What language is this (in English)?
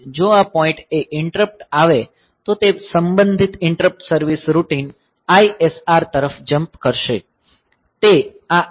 Gujarati